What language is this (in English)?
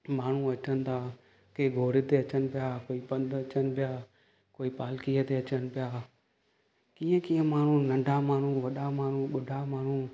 Sindhi